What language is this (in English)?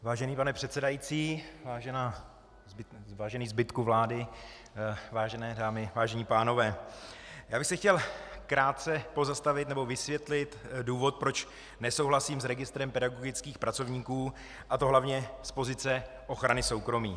Czech